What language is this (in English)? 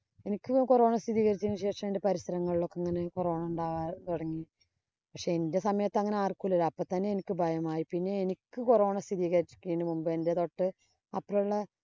Malayalam